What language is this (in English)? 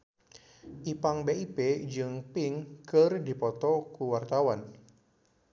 Sundanese